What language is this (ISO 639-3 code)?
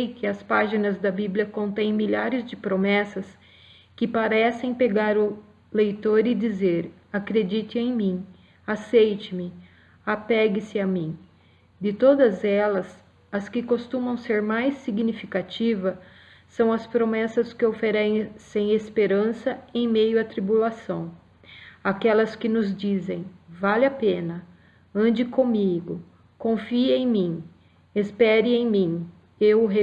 por